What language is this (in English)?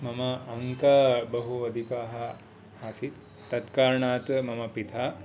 Sanskrit